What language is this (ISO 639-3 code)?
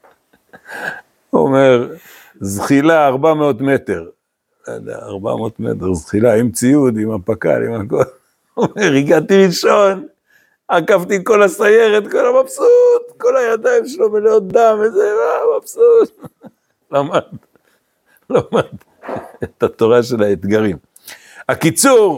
heb